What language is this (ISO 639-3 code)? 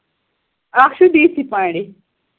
kas